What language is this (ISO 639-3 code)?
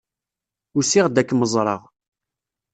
kab